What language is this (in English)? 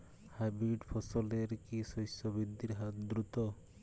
Bangla